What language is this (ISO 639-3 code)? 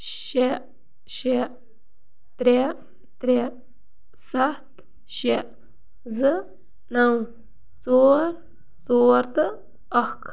kas